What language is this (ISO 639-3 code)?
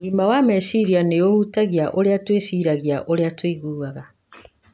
kik